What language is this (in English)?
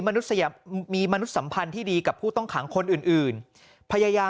Thai